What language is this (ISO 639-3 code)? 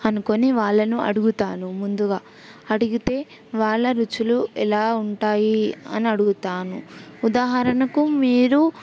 tel